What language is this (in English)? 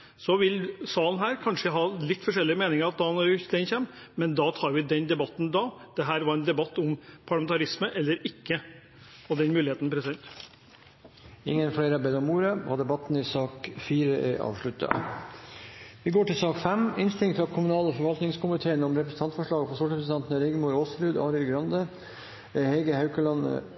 Norwegian Bokmål